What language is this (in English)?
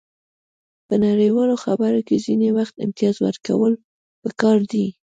Pashto